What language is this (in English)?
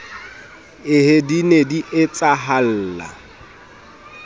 Southern Sotho